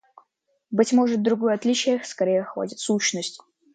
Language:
Russian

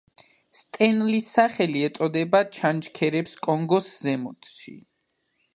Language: Georgian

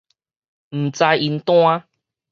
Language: Min Nan Chinese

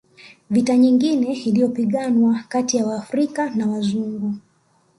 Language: Swahili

